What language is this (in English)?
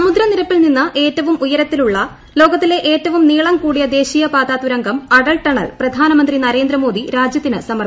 Malayalam